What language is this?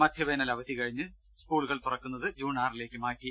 Malayalam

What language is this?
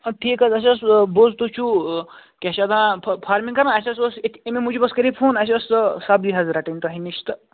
Kashmiri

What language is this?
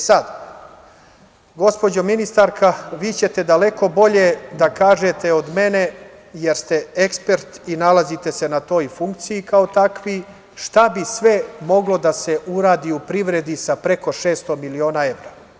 Serbian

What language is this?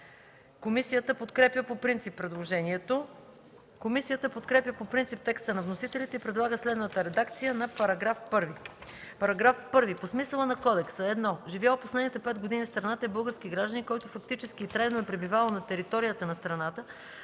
Bulgarian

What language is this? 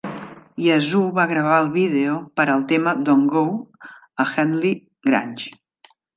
Catalan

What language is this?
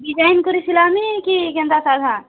Odia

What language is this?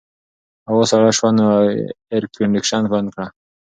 Pashto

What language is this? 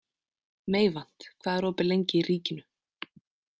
Icelandic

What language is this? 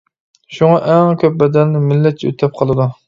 Uyghur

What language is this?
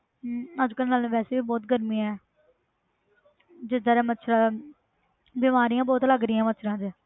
Punjabi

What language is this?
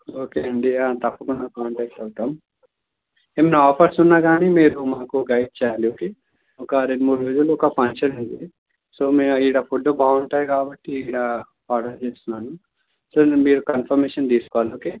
Telugu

